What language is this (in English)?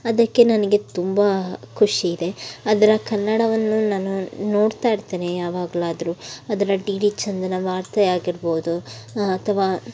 Kannada